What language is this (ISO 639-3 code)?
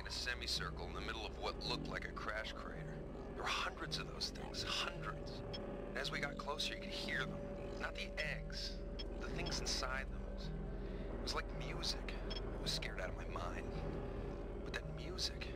hun